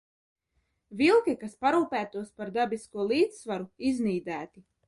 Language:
Latvian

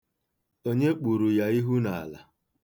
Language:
Igbo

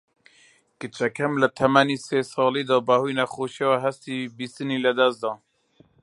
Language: Central Kurdish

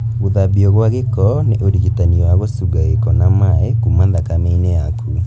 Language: Kikuyu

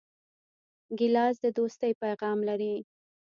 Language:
Pashto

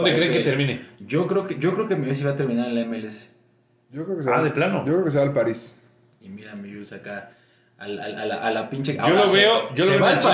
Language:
Spanish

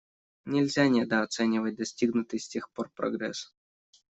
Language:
Russian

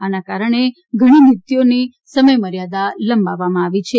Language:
Gujarati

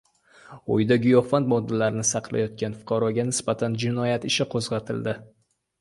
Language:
Uzbek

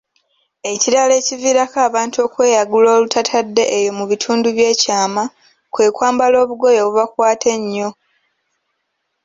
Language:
Ganda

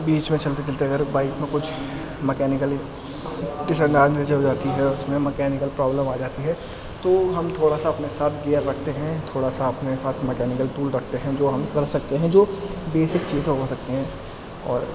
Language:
Urdu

